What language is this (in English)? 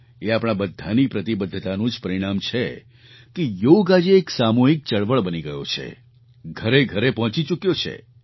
Gujarati